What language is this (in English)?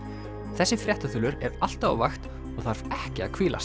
Icelandic